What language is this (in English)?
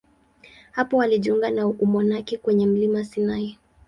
Swahili